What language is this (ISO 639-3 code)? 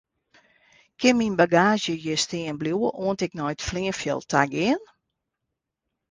fry